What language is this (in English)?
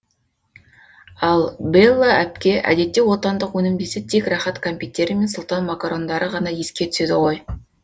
Kazakh